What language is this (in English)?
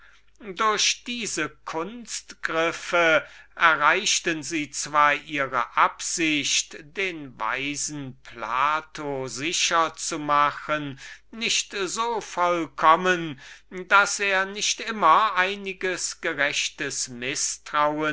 German